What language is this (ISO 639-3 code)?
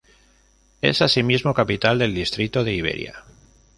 spa